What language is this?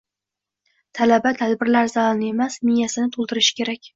Uzbek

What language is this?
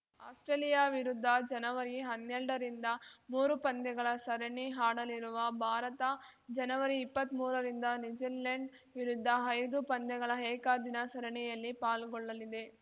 Kannada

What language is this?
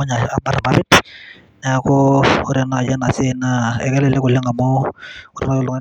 Masai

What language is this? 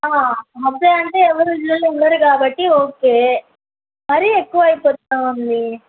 Telugu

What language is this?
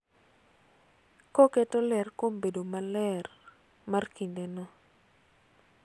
Luo (Kenya and Tanzania)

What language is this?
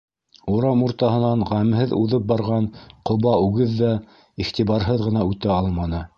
Bashkir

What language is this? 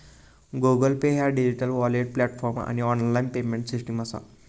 Marathi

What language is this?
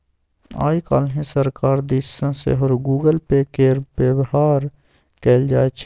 Maithili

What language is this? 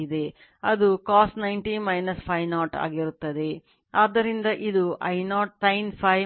Kannada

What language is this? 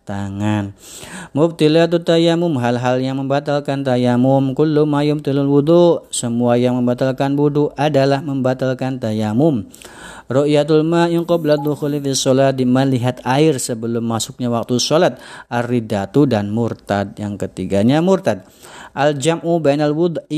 Indonesian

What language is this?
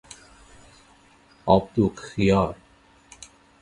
Persian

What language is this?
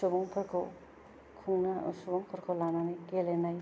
Bodo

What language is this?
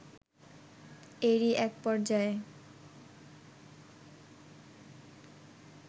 Bangla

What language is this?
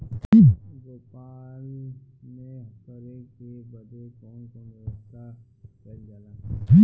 Bhojpuri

